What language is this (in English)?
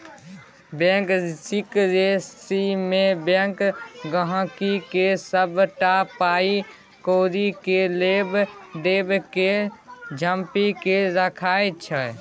Maithili